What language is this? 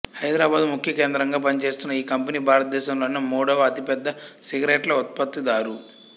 Telugu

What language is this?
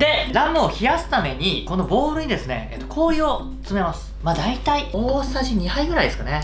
Japanese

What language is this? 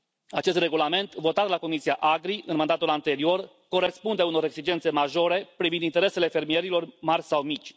Romanian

